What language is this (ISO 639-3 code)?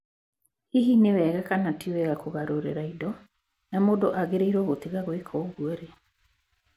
kik